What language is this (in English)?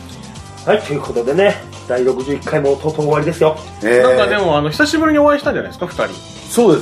Japanese